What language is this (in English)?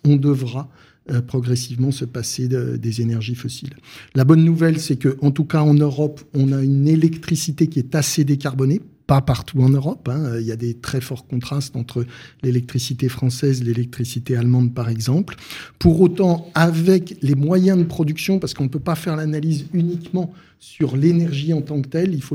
French